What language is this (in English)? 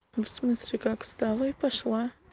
Russian